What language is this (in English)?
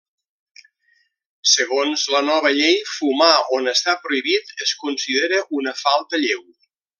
Catalan